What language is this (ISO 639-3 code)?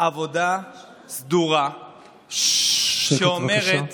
heb